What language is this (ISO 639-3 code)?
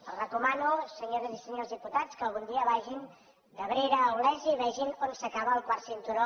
cat